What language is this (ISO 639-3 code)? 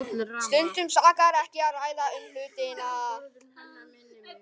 isl